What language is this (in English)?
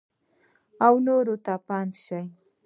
Pashto